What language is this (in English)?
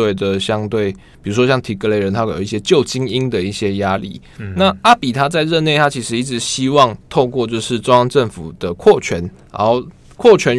Chinese